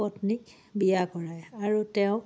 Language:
Assamese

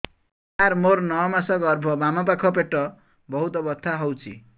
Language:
Odia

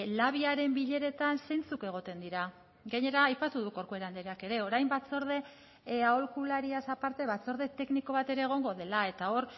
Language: Basque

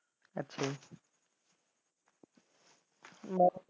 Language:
Punjabi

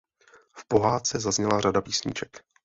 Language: Czech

